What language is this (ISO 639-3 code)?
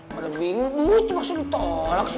ind